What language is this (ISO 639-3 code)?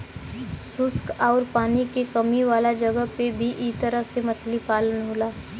bho